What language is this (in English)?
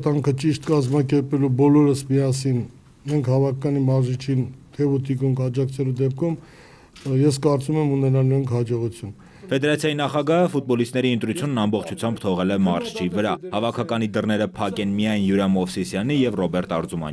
Romanian